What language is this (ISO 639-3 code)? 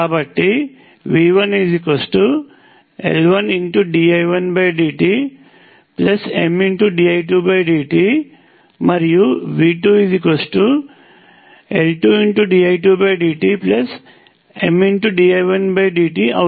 tel